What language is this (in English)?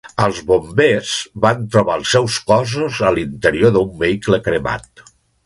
Catalan